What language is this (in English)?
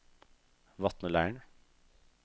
Norwegian